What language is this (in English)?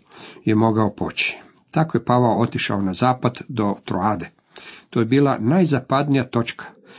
Croatian